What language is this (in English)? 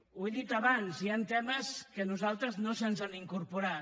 Catalan